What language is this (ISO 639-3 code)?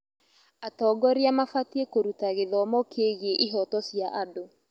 kik